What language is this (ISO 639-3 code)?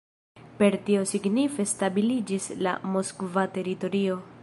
epo